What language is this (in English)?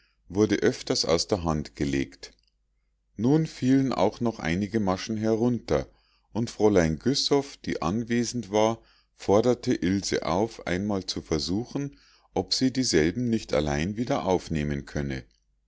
German